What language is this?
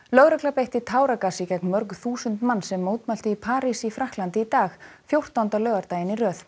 Icelandic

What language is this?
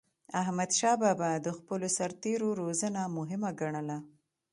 Pashto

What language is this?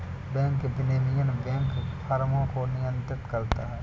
Hindi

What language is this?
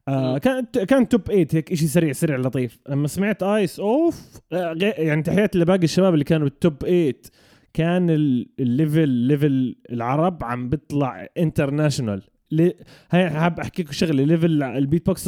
Arabic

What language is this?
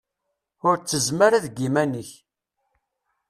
Kabyle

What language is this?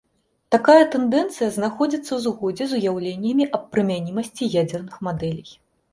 Belarusian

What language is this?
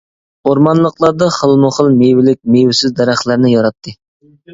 Uyghur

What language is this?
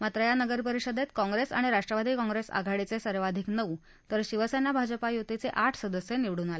Marathi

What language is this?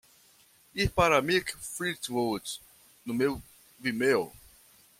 Portuguese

